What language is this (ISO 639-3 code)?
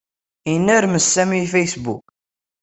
kab